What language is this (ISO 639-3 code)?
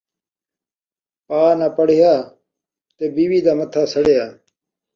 skr